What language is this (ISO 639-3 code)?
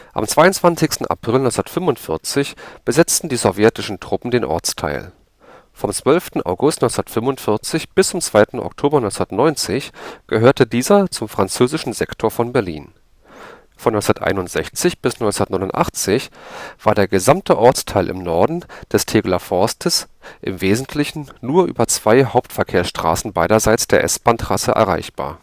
deu